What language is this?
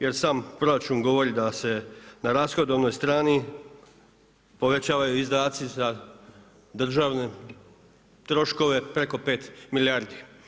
Croatian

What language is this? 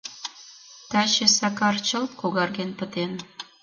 Mari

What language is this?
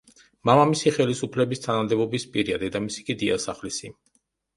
Georgian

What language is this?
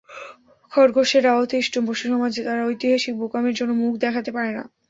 Bangla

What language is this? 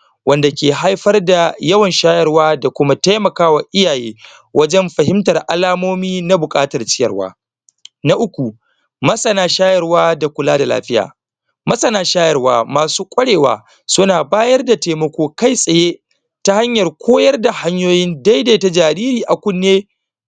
Hausa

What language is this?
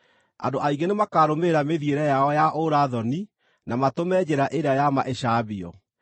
Kikuyu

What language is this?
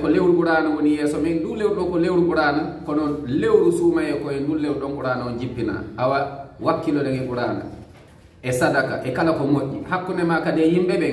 Indonesian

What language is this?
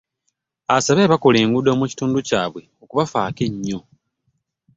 Ganda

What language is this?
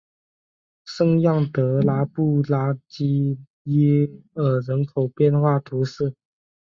Chinese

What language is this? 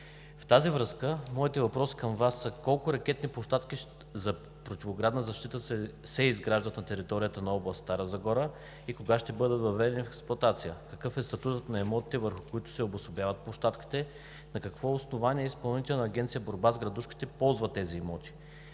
Bulgarian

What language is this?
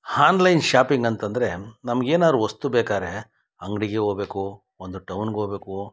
Kannada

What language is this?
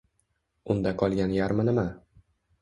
Uzbek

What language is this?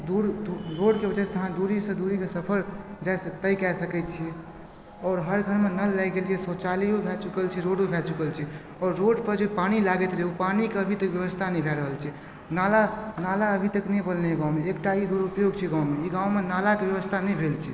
Maithili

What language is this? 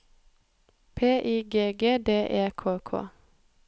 Norwegian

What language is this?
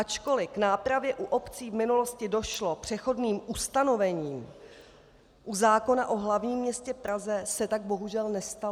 Czech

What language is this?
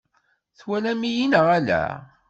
Kabyle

